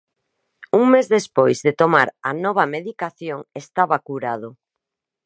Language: Galician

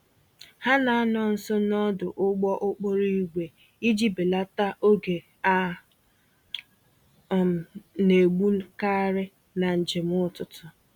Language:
Igbo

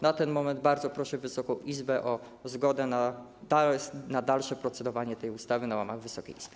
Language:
Polish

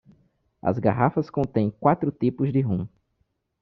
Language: Portuguese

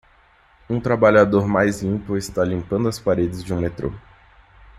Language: Portuguese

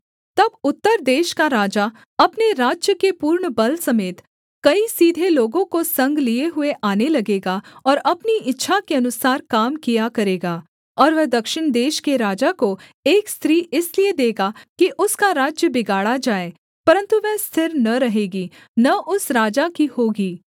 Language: Hindi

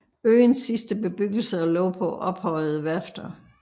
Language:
Danish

